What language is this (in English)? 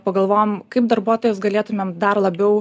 Lithuanian